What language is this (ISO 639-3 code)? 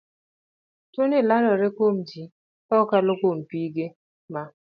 luo